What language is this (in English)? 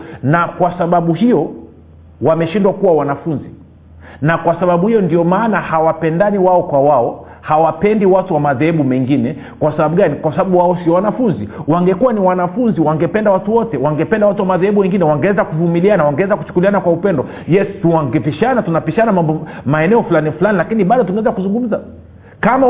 Swahili